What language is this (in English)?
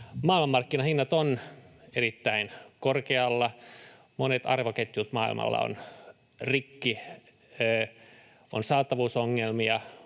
Finnish